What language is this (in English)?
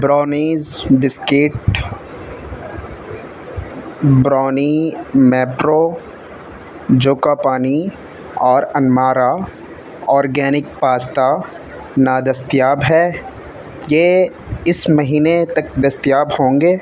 Urdu